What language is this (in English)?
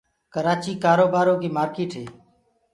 Gurgula